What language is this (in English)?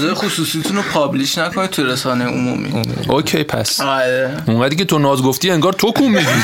Persian